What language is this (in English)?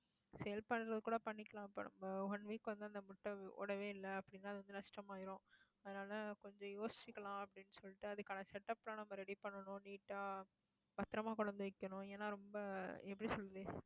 Tamil